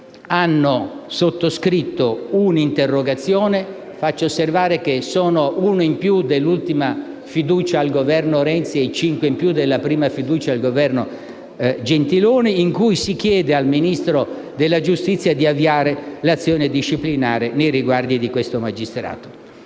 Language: Italian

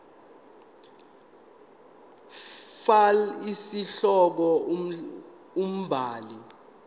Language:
Zulu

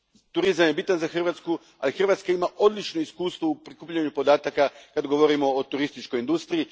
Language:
Croatian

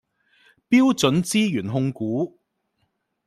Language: Cantonese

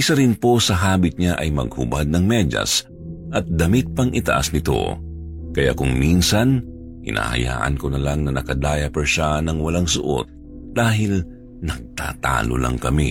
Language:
Filipino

